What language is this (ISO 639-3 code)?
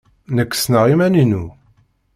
kab